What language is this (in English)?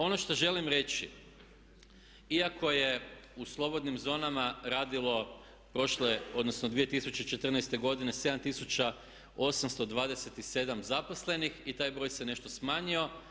Croatian